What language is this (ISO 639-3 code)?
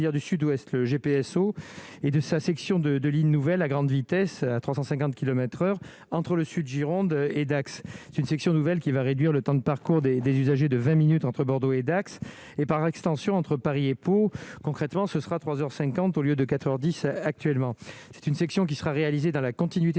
fra